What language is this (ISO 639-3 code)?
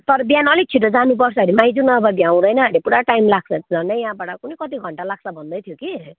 nep